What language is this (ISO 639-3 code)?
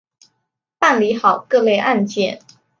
zho